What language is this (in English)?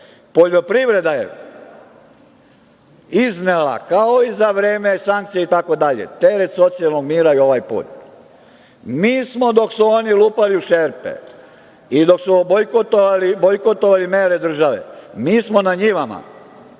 Serbian